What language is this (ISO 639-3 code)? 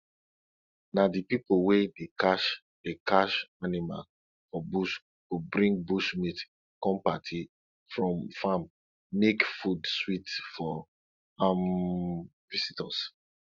pcm